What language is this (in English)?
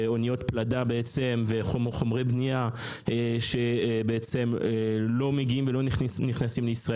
Hebrew